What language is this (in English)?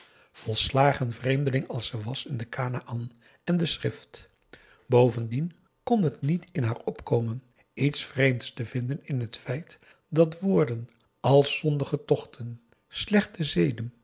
Dutch